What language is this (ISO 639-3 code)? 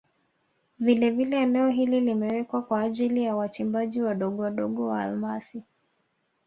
swa